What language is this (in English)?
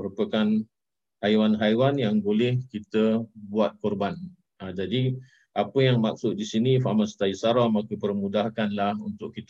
Malay